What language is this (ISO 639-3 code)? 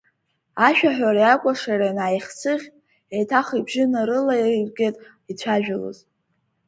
abk